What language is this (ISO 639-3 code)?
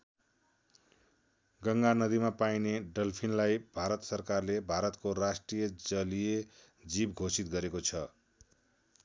nep